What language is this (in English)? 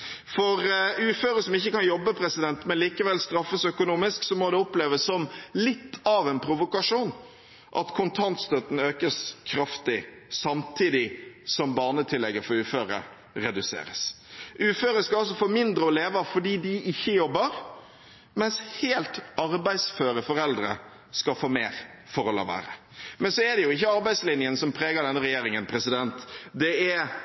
Norwegian Bokmål